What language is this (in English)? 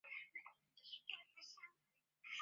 Chinese